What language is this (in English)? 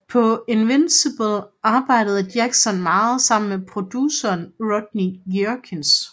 Danish